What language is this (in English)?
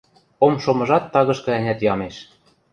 Western Mari